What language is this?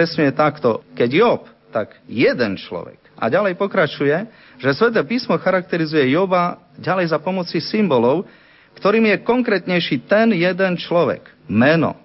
Slovak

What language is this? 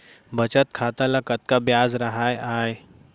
Chhattisgarhi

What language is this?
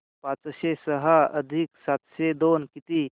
Marathi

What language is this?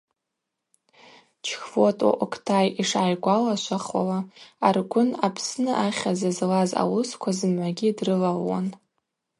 Abaza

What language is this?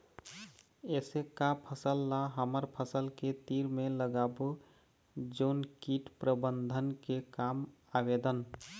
Chhattisgarhi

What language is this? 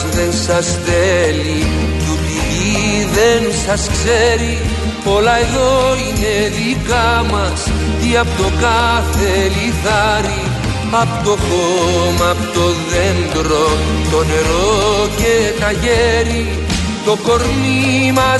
Greek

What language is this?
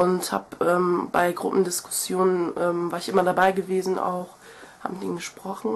German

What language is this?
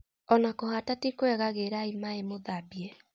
Kikuyu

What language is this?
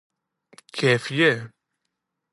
Greek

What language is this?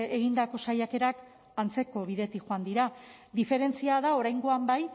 Basque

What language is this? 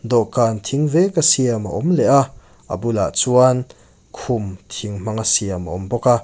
Mizo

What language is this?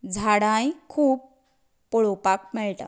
Konkani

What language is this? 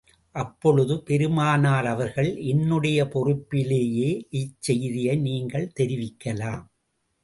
Tamil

